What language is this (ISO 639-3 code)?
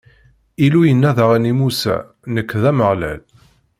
kab